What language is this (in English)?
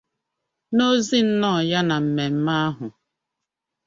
Igbo